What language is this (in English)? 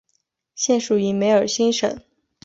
Chinese